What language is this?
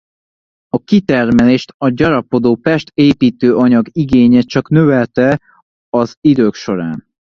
Hungarian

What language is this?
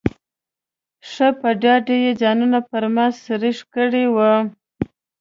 Pashto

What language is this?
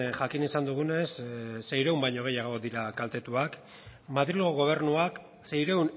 Basque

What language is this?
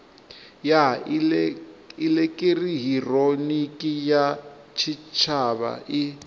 Venda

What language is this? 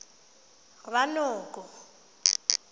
Tswana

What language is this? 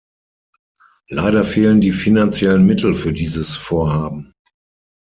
German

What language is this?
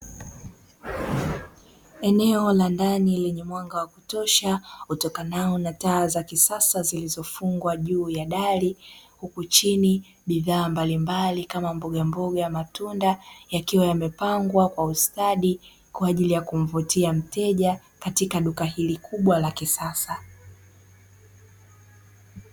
Swahili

